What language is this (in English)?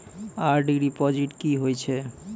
Maithili